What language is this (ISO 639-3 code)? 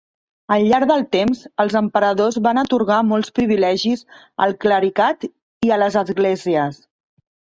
cat